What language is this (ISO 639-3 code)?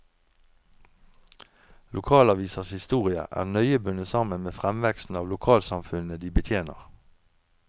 nor